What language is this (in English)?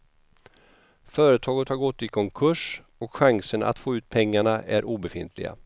Swedish